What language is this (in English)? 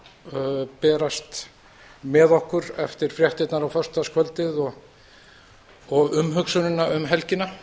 Icelandic